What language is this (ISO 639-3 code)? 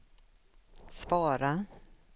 swe